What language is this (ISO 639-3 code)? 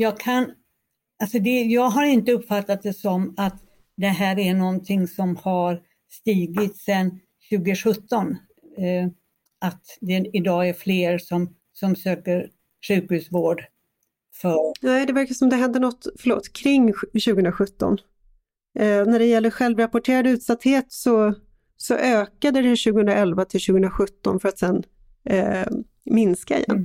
swe